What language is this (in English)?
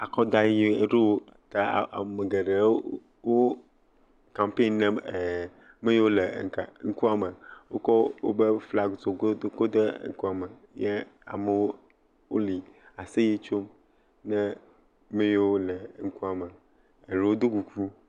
Ewe